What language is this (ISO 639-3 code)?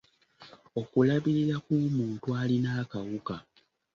lug